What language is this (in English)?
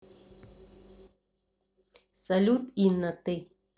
Russian